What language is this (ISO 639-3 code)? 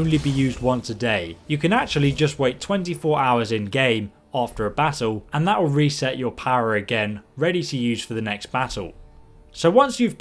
eng